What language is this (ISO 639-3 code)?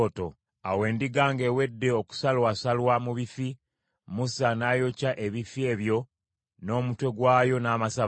lug